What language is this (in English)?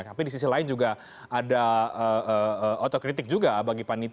Indonesian